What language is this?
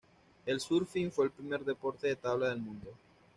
Spanish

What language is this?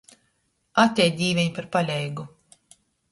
Latgalian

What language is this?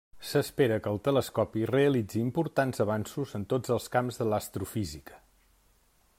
Catalan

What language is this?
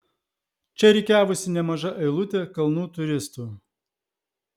Lithuanian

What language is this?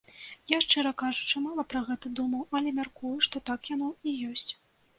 Belarusian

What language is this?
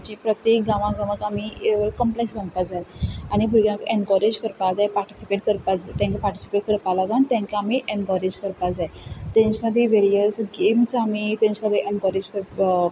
Konkani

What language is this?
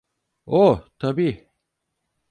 Turkish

